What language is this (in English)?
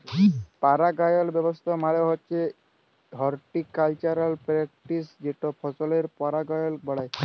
Bangla